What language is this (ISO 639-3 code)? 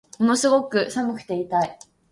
jpn